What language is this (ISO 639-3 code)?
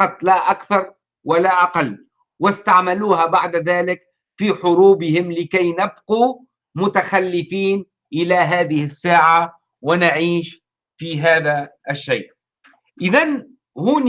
ara